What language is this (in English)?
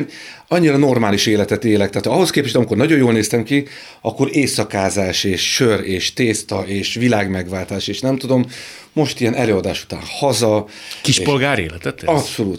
Hungarian